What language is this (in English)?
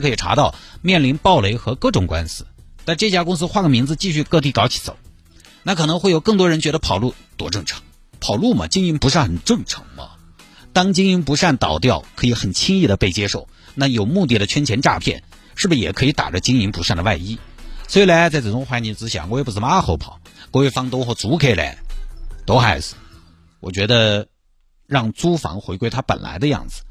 Chinese